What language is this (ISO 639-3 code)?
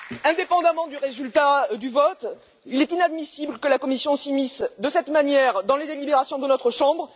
fra